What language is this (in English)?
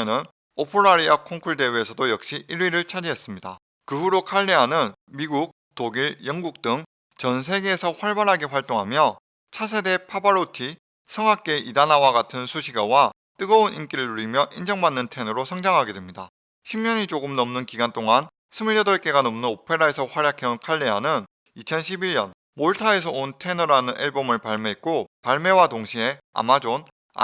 Korean